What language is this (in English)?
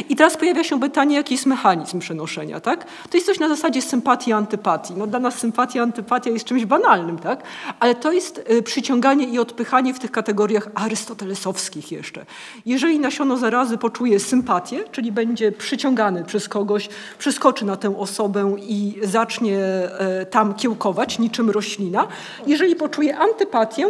Polish